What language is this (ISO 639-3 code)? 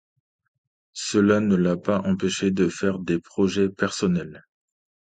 fra